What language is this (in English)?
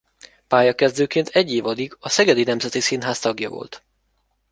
Hungarian